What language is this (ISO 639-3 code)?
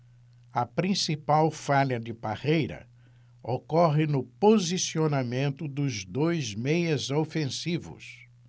por